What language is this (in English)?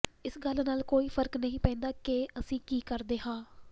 Punjabi